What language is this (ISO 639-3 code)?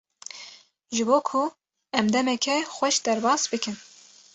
kur